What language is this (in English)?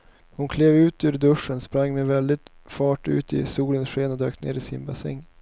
Swedish